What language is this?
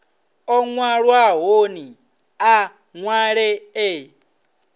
Venda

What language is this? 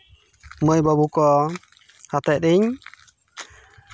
Santali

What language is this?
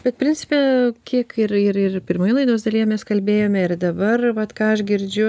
Lithuanian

